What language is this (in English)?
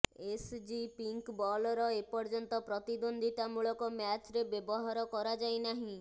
Odia